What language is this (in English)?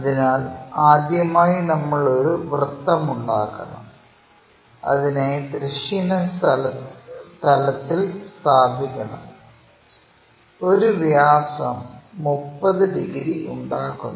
Malayalam